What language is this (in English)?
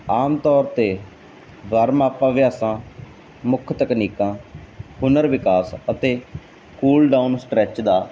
Punjabi